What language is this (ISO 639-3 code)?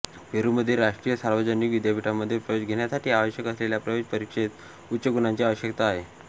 mar